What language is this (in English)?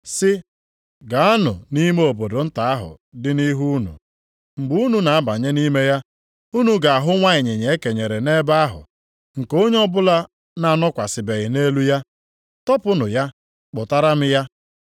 Igbo